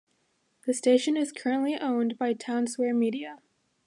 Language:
English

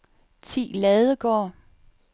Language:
Danish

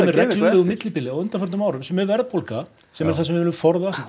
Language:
Icelandic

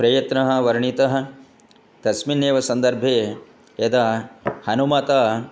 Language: Sanskrit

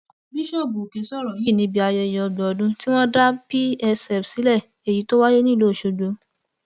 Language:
Yoruba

